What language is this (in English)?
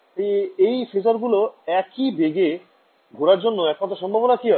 Bangla